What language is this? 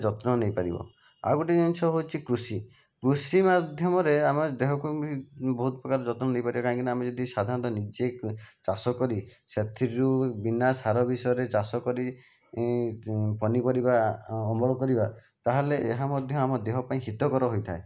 Odia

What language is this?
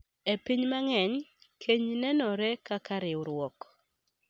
Luo (Kenya and Tanzania)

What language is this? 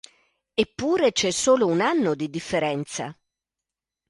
Italian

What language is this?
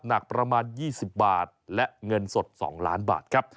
Thai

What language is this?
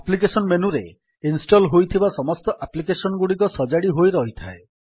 Odia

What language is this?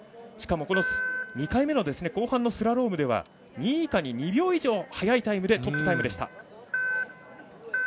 Japanese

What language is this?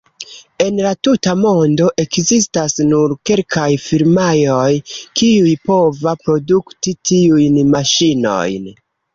Esperanto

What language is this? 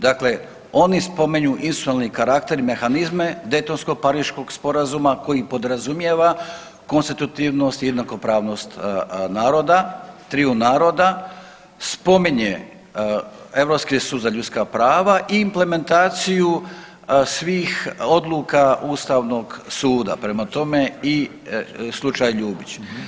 Croatian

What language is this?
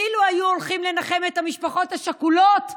Hebrew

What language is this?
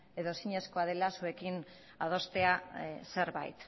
Basque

